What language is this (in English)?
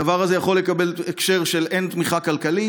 Hebrew